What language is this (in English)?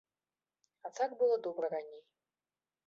Belarusian